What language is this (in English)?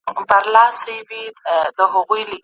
Pashto